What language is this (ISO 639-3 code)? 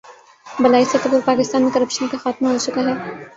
urd